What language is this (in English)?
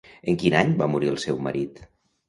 Catalan